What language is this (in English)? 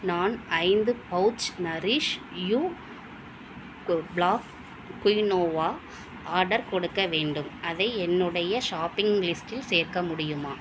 Tamil